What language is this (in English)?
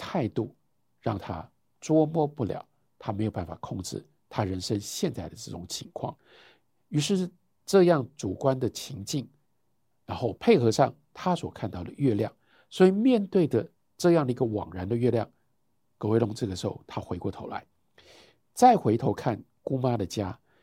Chinese